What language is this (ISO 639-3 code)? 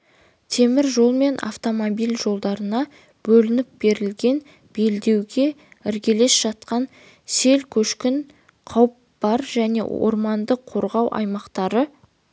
kaz